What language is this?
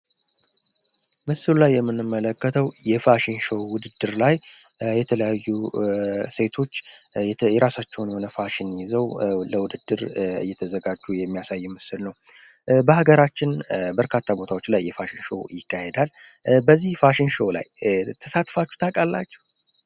Amharic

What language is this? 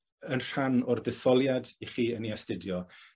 Welsh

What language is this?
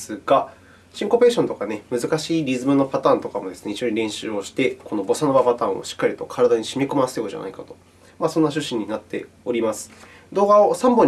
Japanese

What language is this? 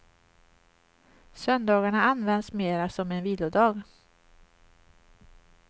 Swedish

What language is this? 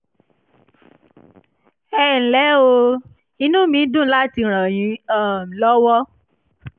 Yoruba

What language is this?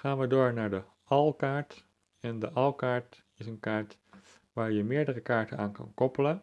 Dutch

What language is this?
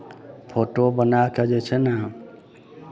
Maithili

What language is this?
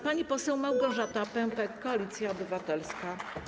Polish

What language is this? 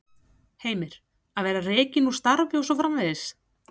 Icelandic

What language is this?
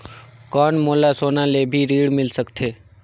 Chhattisgarhi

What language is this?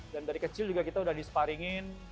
Indonesian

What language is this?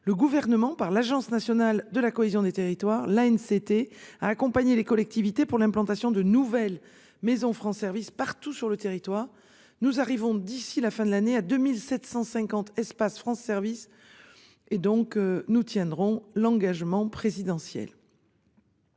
French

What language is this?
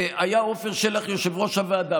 Hebrew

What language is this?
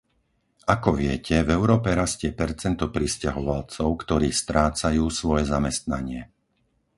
Slovak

